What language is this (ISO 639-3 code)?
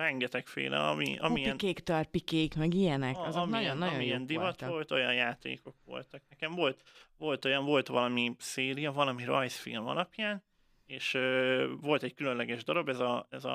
hun